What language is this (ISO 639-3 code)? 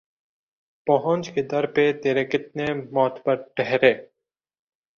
urd